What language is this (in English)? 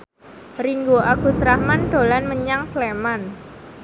Javanese